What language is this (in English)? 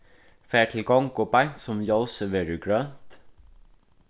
Faroese